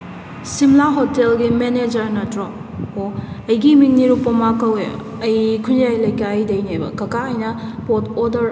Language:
Manipuri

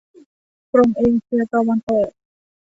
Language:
Thai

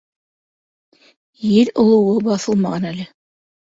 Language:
Bashkir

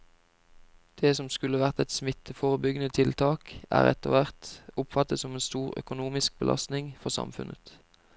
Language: Norwegian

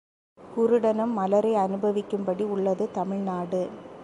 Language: Tamil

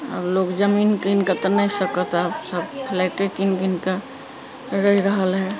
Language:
Maithili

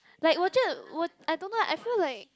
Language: English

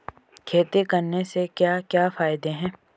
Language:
Hindi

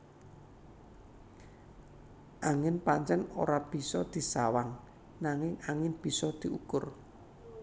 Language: Javanese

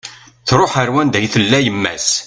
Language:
Kabyle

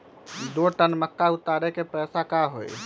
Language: Magahi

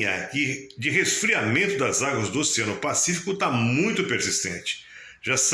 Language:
Portuguese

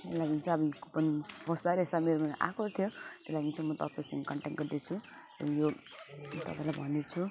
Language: Nepali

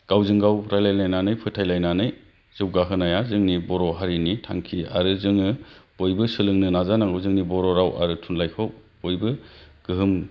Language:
Bodo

